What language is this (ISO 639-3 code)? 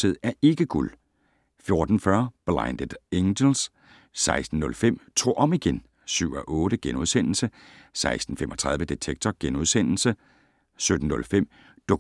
dan